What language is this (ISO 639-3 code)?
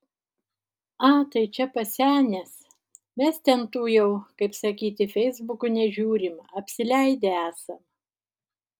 lit